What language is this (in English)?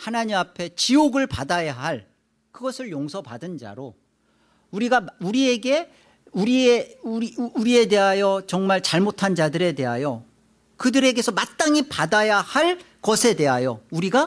Korean